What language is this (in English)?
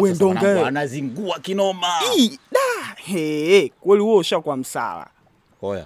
Swahili